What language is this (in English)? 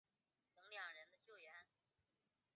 Chinese